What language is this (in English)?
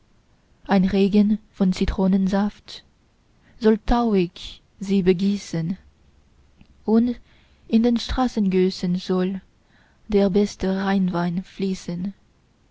German